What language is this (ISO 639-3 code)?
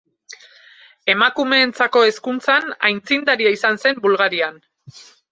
eus